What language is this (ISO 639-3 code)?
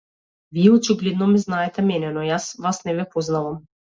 mkd